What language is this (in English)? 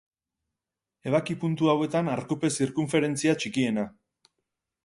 Basque